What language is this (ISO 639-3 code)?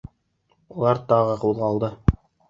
bak